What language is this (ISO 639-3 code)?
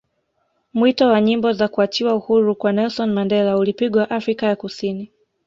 swa